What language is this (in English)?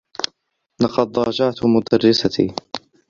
Arabic